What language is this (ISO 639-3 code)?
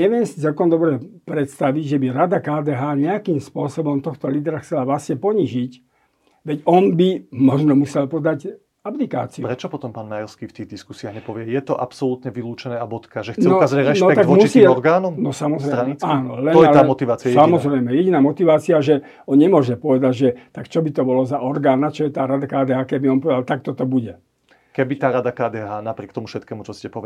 slk